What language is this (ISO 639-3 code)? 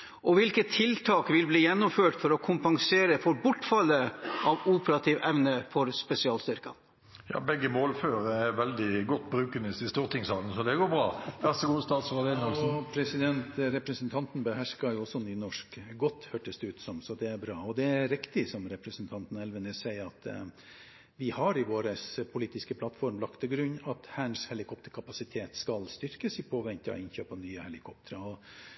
nor